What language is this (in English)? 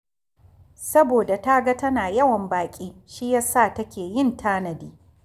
Hausa